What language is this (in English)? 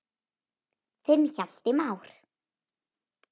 Icelandic